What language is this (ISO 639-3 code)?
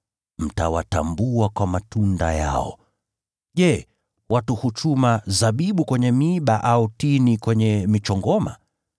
swa